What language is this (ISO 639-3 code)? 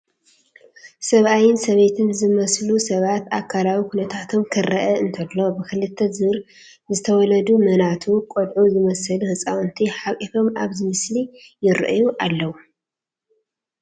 tir